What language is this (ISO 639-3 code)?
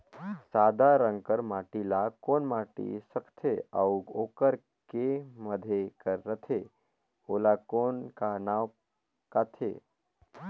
hne